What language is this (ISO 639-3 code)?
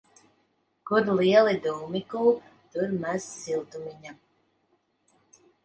lav